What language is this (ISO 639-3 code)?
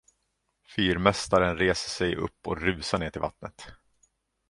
swe